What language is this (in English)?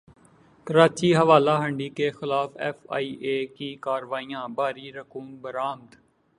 Urdu